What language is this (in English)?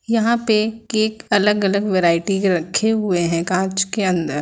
Hindi